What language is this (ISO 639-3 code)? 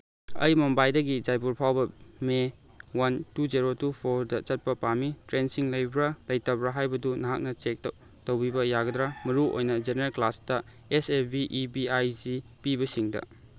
mni